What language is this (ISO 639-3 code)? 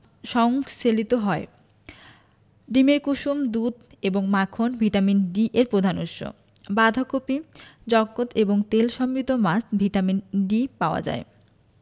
ben